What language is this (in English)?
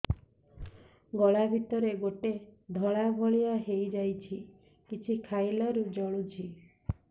Odia